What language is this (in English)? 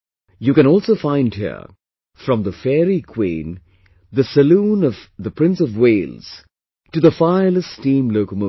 English